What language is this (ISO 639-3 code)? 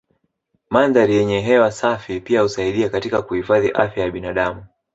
swa